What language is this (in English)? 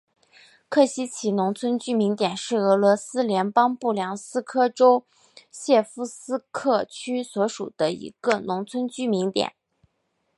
Chinese